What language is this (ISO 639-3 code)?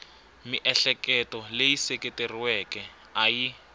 tso